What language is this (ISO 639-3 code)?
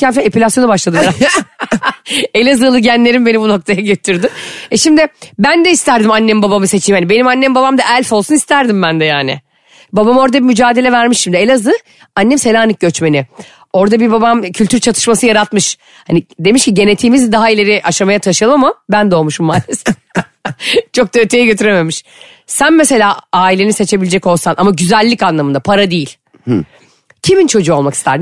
tur